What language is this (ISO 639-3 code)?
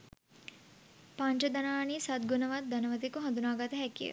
sin